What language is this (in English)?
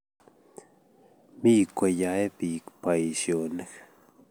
Kalenjin